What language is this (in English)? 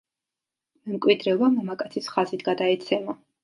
Georgian